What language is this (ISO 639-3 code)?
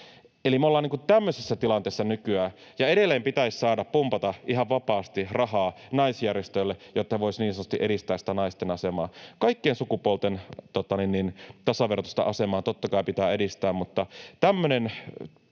fin